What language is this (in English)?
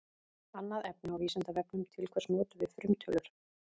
Icelandic